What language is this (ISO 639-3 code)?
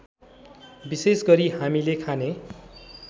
nep